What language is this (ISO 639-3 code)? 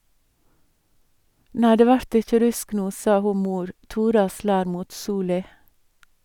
nor